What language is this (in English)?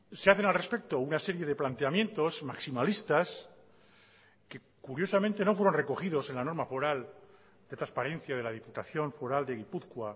Spanish